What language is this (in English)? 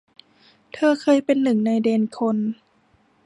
Thai